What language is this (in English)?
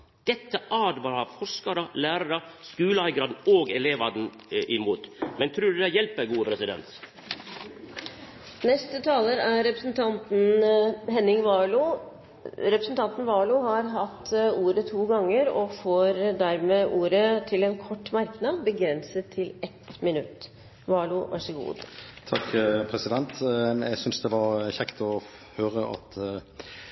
Norwegian